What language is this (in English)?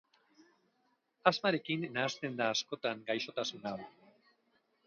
Basque